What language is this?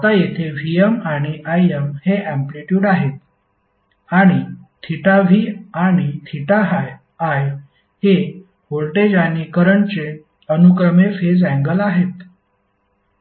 Marathi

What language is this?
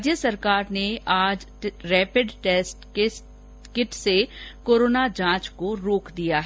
Hindi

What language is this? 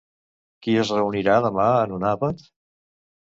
Catalan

